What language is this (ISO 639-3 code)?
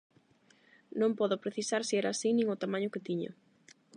glg